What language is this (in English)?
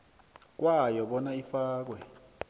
South Ndebele